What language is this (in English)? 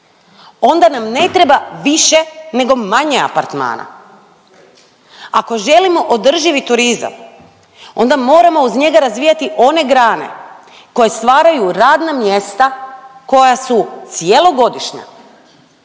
Croatian